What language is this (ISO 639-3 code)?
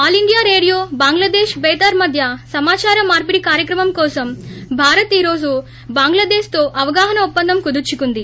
tel